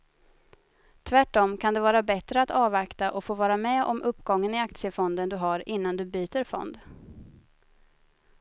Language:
Swedish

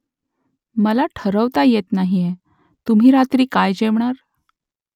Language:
Marathi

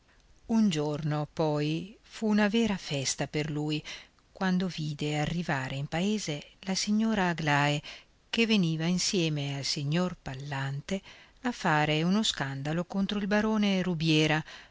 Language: Italian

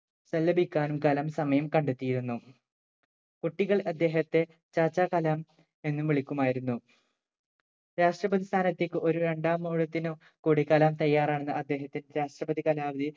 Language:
Malayalam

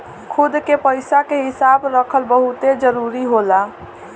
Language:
Bhojpuri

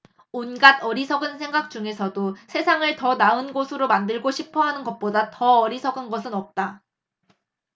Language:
Korean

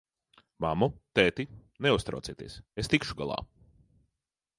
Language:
Latvian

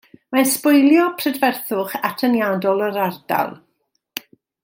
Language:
Welsh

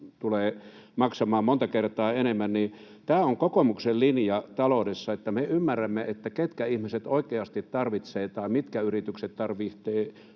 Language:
Finnish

